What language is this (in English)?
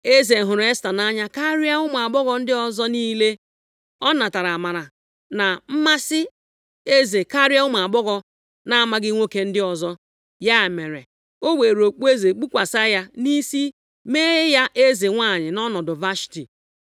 Igbo